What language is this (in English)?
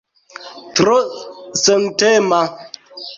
Esperanto